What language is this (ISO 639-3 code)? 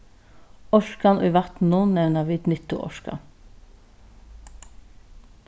fao